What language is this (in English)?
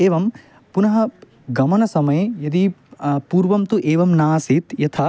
Sanskrit